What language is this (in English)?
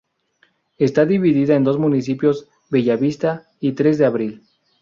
Spanish